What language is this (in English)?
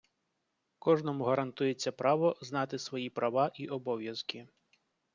Ukrainian